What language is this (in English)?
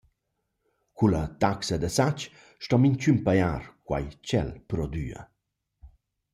Romansh